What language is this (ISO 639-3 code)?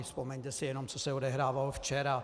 ces